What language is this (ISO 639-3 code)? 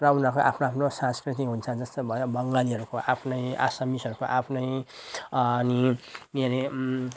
nep